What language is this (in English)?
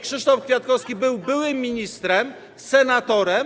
Polish